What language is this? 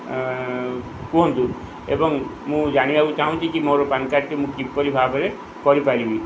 Odia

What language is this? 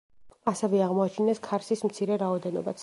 Georgian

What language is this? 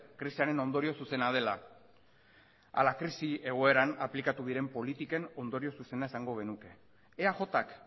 Basque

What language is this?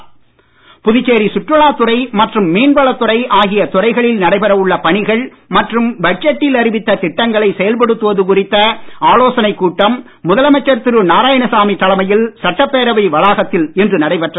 Tamil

